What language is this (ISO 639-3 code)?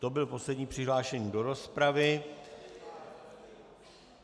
ces